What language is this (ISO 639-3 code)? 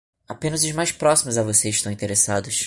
por